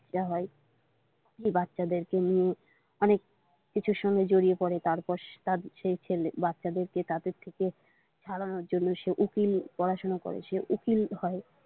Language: Bangla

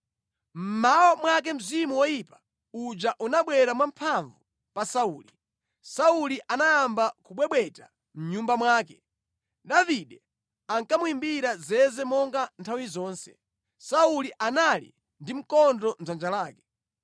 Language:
Nyanja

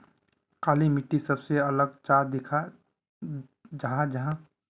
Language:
Magahi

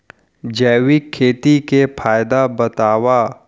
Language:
Chhattisgarhi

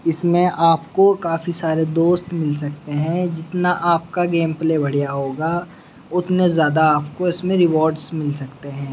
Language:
Urdu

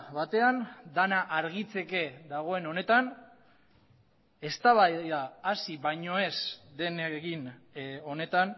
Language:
Basque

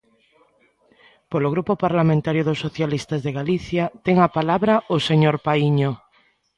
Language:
Galician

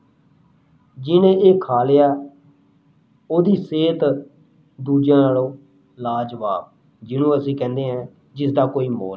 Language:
Punjabi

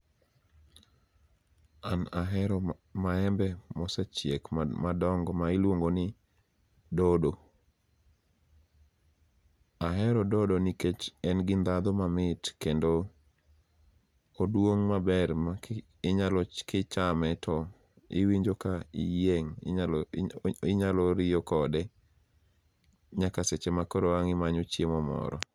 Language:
Luo (Kenya and Tanzania)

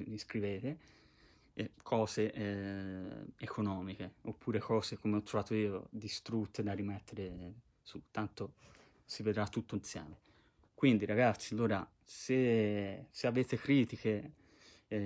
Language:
Italian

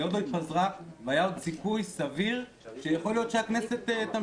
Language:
Hebrew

